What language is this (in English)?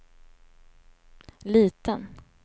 Swedish